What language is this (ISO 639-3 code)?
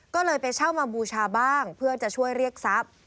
tha